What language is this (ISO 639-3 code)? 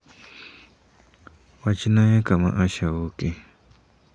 luo